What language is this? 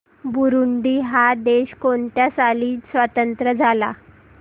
Marathi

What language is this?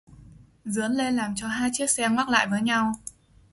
Vietnamese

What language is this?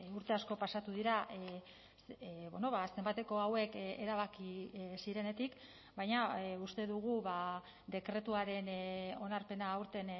Basque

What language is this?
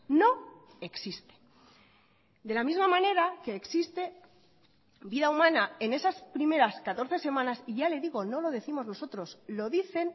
Spanish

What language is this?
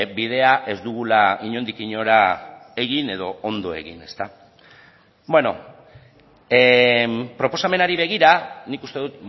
Basque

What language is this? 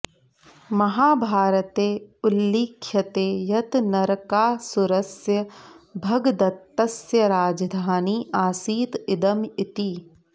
Sanskrit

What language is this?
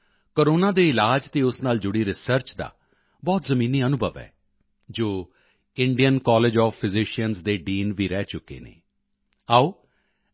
Punjabi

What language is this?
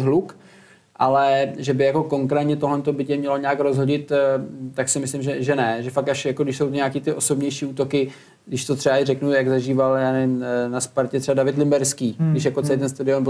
Czech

